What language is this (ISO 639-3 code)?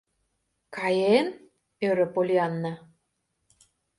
chm